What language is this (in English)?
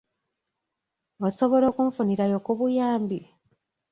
Ganda